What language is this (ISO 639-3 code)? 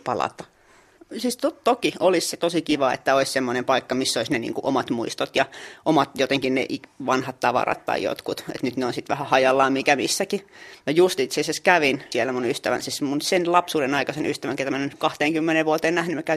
fin